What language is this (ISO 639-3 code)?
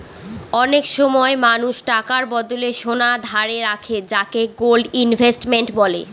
ben